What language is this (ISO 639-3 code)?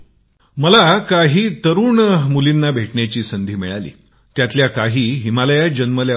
mar